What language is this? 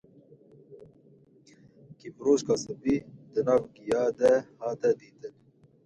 Kurdish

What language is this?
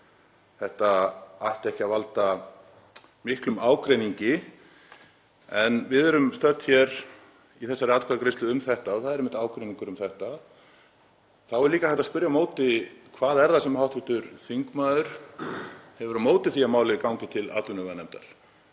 Icelandic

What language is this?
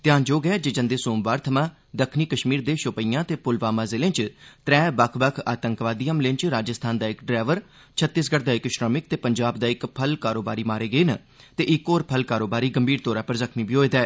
Dogri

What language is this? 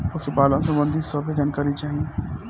Bhojpuri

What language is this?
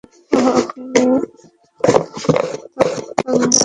Bangla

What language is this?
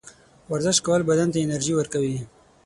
Pashto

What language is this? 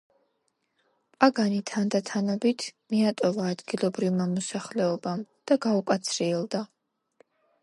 Georgian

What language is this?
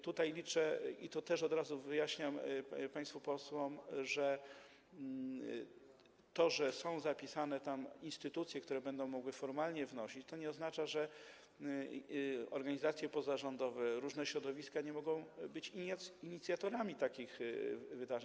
Polish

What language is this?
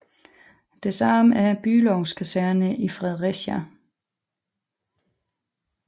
Danish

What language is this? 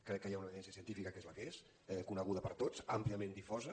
Catalan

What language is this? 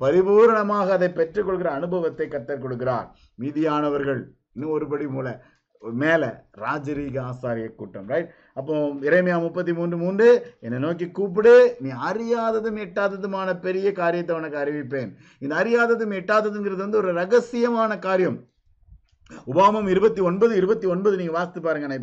Tamil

